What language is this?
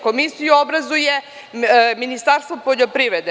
Serbian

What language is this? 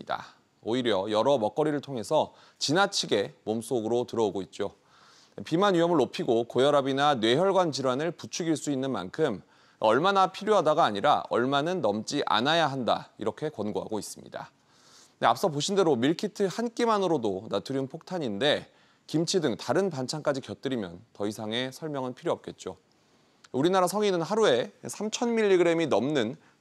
Korean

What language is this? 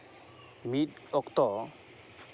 Santali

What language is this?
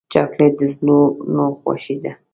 Pashto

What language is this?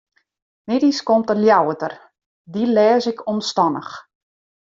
Western Frisian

